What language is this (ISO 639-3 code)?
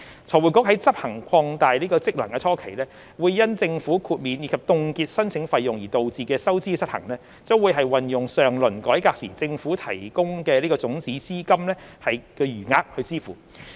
yue